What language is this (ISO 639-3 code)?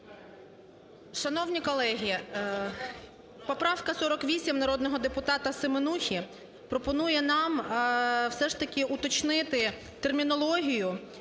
ukr